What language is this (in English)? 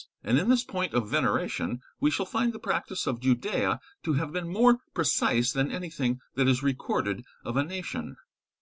English